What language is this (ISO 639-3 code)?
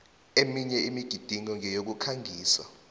nbl